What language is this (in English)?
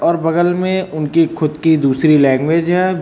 Hindi